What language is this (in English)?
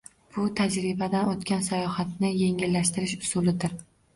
Uzbek